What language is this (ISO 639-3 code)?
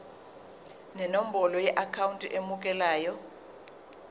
zul